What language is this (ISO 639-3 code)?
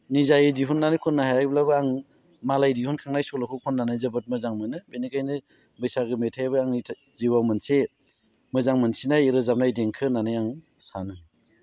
brx